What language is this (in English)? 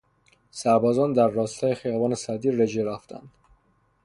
Persian